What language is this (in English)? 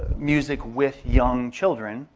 English